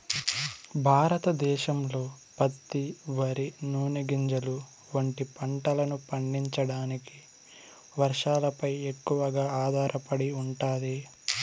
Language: Telugu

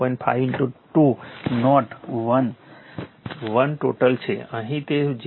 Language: Gujarati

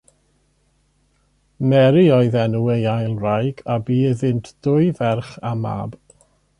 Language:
Welsh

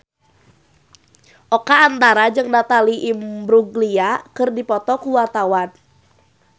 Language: Sundanese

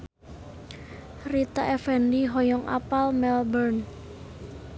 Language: Sundanese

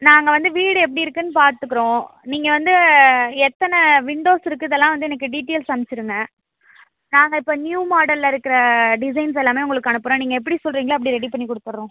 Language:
Tamil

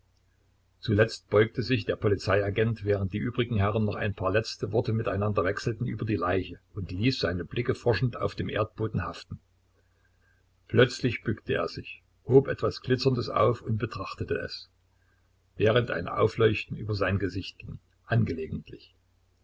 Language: German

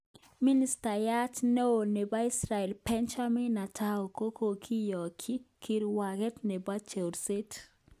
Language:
Kalenjin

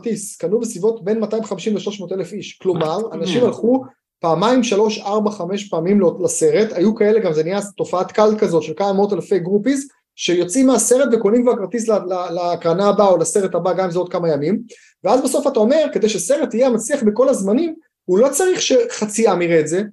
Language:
Hebrew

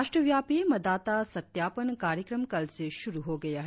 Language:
Hindi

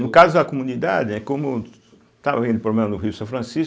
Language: Portuguese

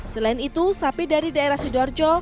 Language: Indonesian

